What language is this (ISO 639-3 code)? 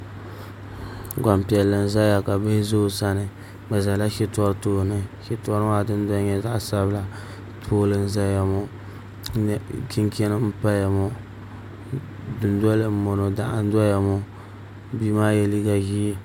dag